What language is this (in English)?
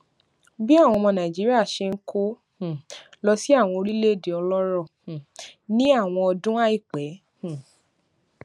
Yoruba